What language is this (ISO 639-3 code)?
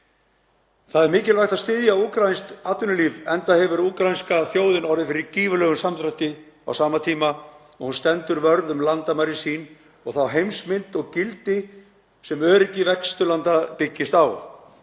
isl